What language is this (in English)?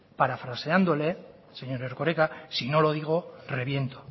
Spanish